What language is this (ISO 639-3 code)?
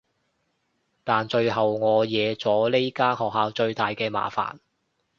yue